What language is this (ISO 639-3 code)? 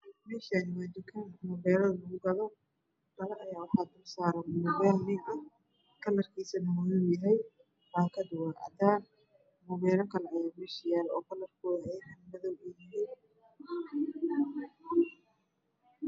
som